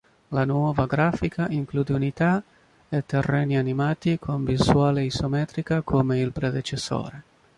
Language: Italian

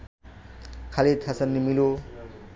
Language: Bangla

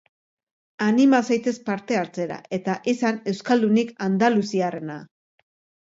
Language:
Basque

